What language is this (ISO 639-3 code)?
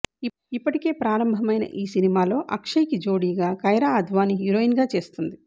tel